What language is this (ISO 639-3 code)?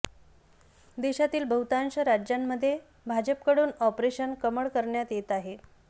mar